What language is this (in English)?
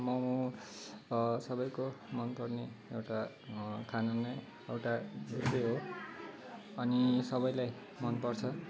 Nepali